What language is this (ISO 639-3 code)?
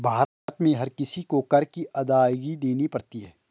hin